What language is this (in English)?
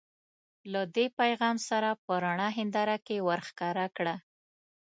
Pashto